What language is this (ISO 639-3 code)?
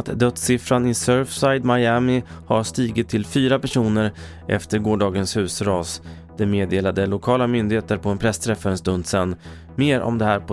swe